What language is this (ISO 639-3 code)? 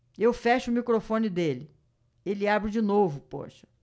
por